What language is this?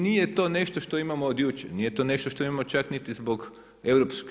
Croatian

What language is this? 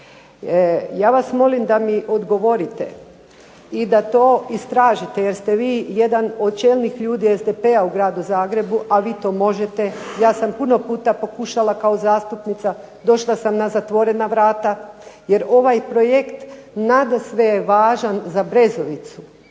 Croatian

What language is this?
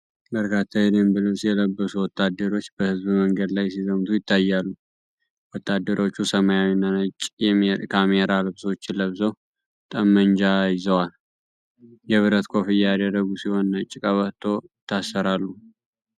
Amharic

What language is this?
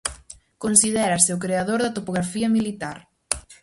Galician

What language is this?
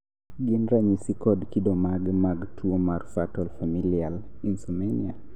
Luo (Kenya and Tanzania)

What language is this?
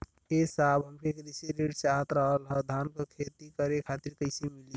Bhojpuri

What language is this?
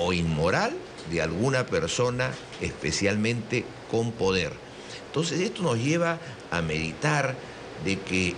Spanish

